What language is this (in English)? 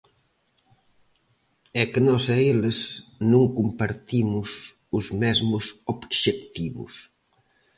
Galician